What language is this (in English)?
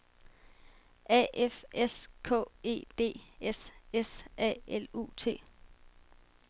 Danish